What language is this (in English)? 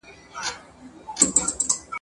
Pashto